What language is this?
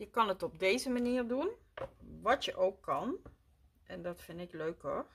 Dutch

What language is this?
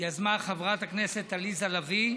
Hebrew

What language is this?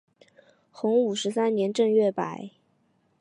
Chinese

